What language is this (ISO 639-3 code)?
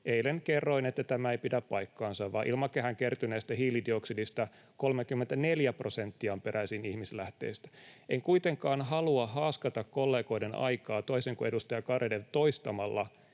fin